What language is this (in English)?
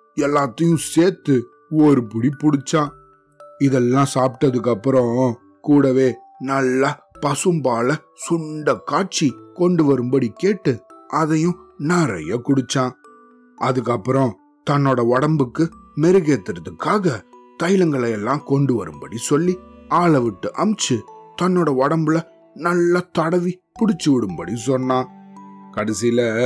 Tamil